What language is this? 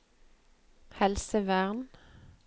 Norwegian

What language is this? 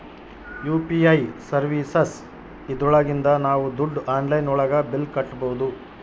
Kannada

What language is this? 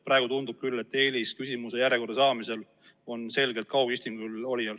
Estonian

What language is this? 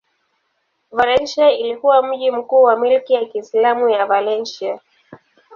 Swahili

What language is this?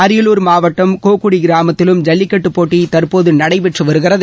Tamil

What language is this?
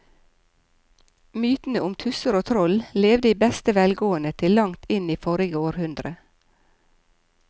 Norwegian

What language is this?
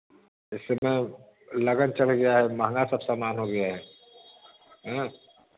Hindi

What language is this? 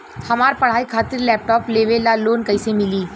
Bhojpuri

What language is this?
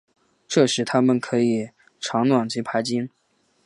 Chinese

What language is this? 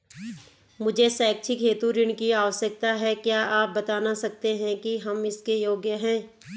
Hindi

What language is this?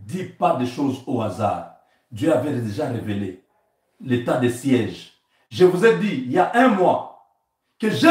French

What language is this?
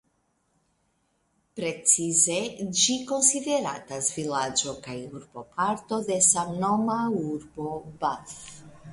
Esperanto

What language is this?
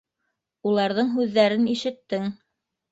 Bashkir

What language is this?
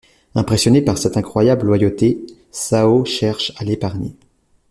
French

